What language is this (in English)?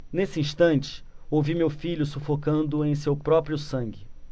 Portuguese